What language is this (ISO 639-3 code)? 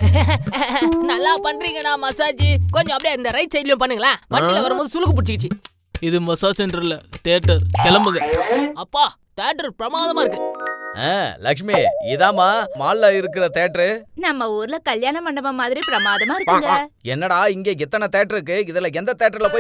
tam